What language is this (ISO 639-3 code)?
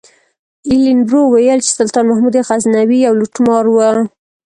pus